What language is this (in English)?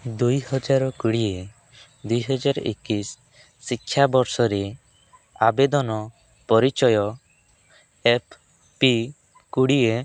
Odia